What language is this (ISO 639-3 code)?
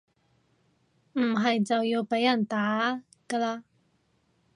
yue